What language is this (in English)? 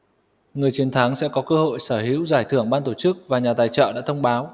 Vietnamese